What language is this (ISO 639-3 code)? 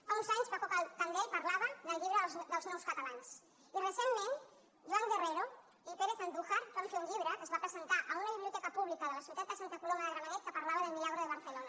cat